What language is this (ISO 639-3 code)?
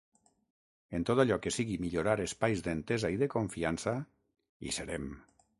cat